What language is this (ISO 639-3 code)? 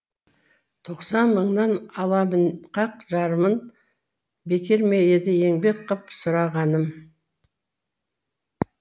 kaz